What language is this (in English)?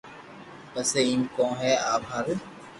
Loarki